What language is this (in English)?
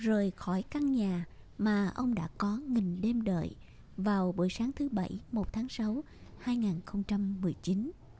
Vietnamese